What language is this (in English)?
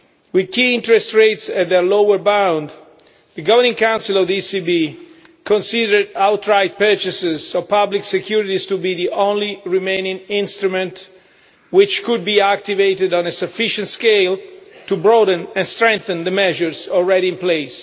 English